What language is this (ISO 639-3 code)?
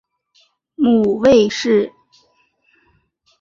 zho